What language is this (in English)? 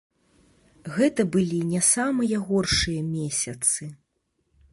Belarusian